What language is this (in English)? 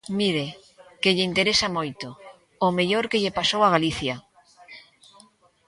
Galician